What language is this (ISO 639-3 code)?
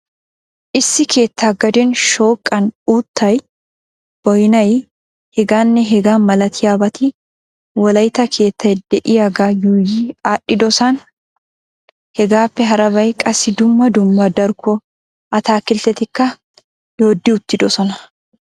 wal